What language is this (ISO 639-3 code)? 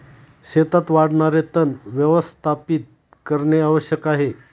mar